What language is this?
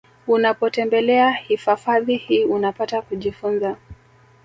Swahili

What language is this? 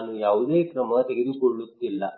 Kannada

